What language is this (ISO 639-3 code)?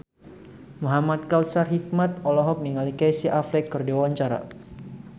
sun